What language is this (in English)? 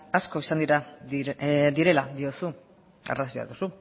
Basque